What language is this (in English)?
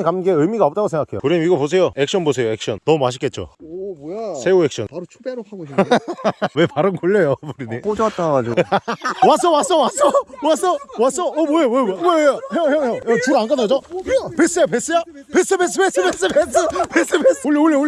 Korean